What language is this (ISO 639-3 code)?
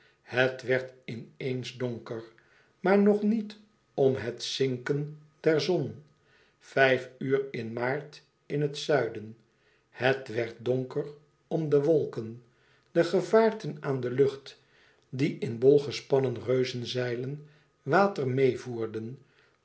nld